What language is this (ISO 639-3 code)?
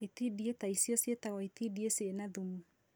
kik